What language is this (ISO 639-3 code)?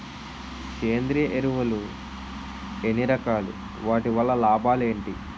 tel